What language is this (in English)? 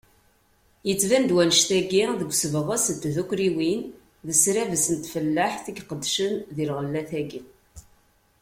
Kabyle